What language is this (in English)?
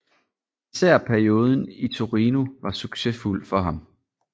Danish